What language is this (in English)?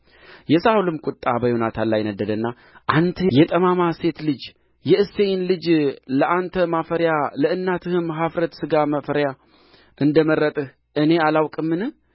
Amharic